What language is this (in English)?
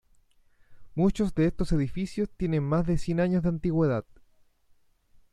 Spanish